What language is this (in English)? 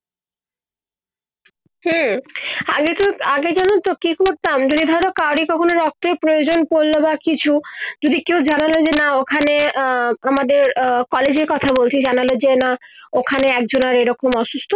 Bangla